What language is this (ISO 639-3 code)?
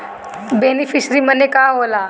bho